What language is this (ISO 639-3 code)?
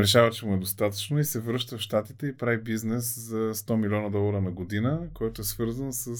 bul